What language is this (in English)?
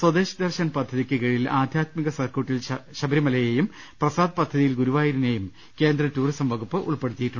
Malayalam